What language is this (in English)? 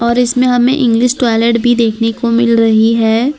Hindi